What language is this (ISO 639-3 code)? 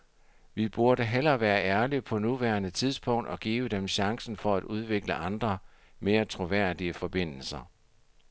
dan